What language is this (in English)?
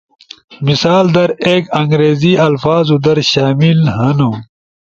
Ushojo